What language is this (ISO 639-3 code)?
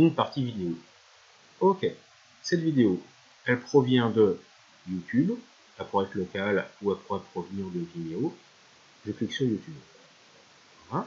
fra